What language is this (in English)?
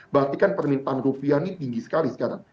Indonesian